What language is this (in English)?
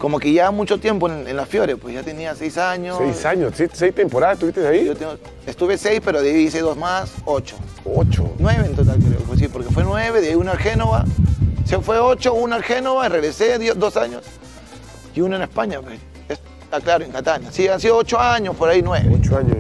Spanish